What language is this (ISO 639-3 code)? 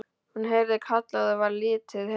isl